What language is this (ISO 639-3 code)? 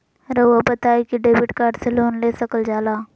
mag